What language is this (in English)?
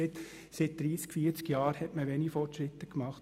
Swiss German